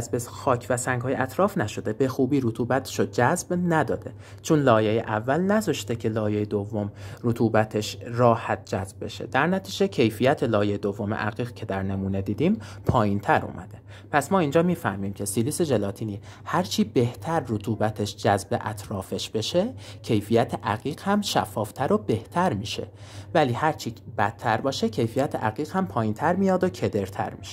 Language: Persian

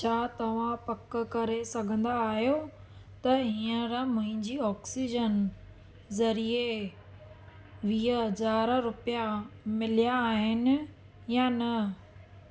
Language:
Sindhi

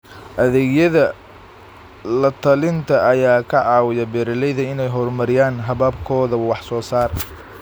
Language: Somali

